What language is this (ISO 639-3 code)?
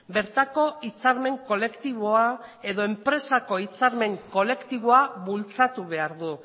eus